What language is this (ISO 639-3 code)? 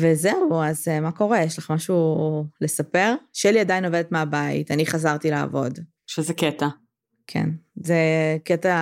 heb